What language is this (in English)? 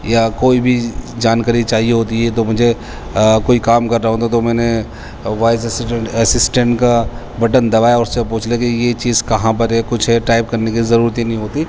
Urdu